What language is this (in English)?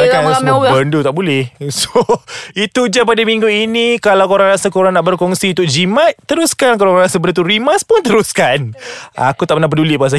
Malay